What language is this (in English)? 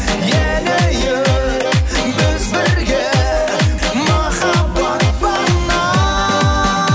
Kazakh